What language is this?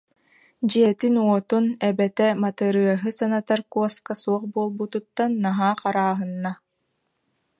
Yakut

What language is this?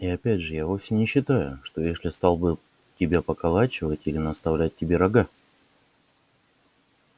Russian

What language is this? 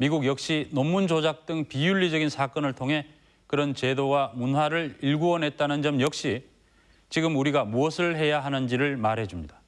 Korean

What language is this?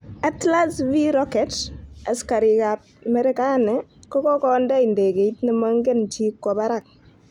Kalenjin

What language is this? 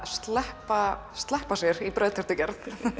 Icelandic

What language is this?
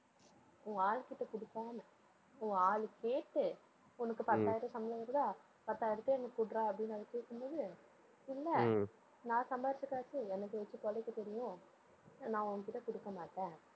Tamil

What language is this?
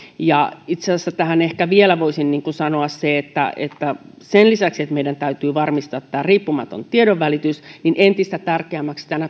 Finnish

